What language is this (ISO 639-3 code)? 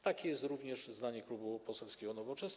pol